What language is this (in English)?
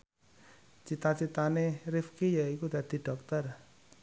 Javanese